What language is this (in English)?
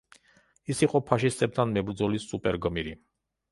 Georgian